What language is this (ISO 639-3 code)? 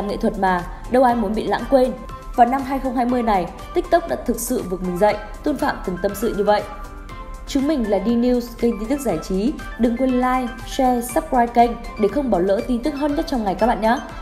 vie